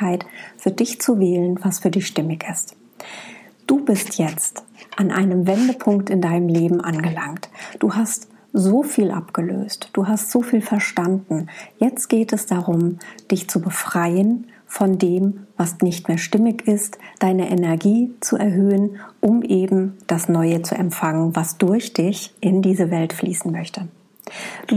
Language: German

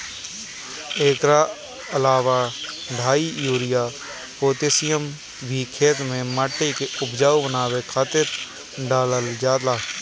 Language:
Bhojpuri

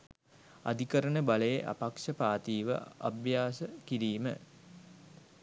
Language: Sinhala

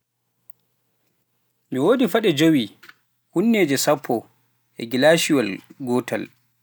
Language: Pular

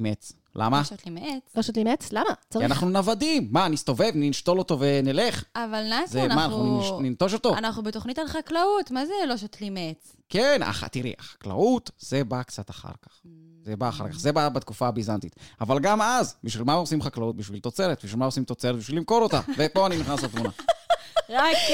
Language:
Hebrew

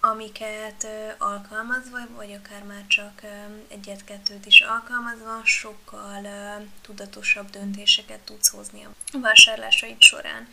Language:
Hungarian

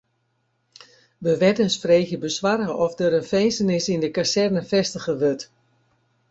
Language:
Western Frisian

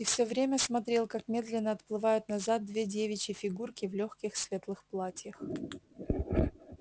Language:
Russian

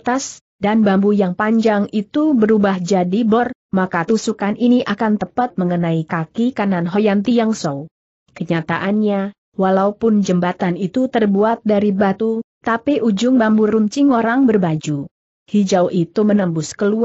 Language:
Indonesian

